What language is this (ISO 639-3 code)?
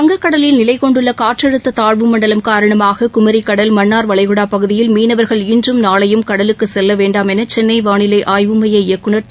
tam